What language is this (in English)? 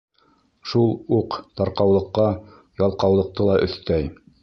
Bashkir